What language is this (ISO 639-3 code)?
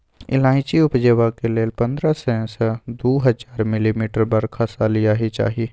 mai